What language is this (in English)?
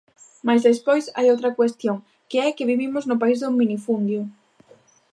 Galician